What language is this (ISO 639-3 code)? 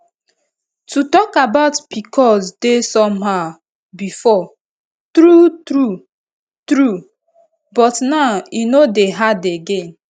pcm